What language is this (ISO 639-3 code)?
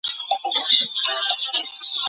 zho